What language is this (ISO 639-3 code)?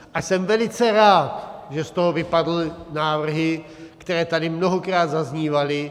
ces